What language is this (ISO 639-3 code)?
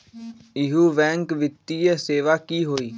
mag